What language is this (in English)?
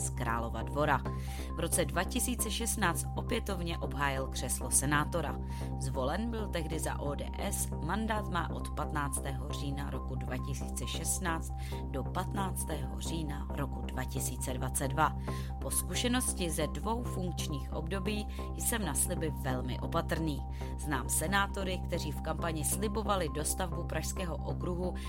Czech